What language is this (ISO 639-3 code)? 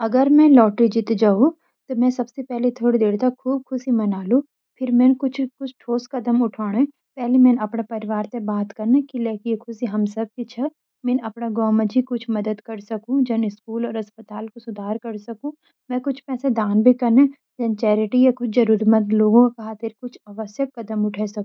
gbm